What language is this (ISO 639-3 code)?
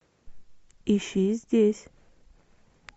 rus